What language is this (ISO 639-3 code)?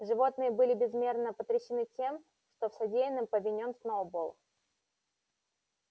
rus